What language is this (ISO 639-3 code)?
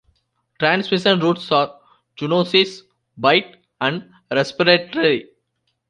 eng